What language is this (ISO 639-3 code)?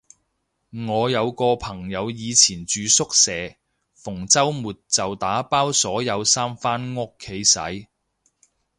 yue